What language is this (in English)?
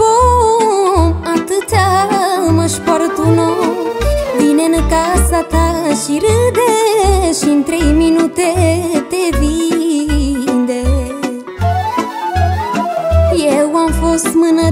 Romanian